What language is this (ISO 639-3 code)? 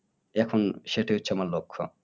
ben